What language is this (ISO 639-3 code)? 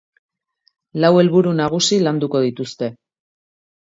eus